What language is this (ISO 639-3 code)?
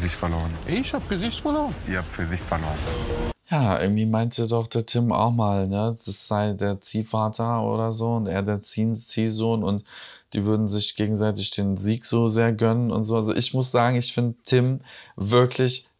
deu